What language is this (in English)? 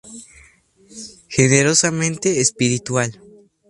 Spanish